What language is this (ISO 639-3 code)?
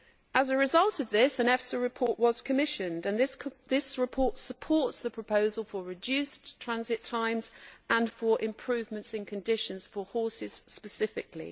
eng